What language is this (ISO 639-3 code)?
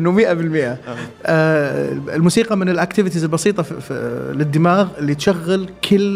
ara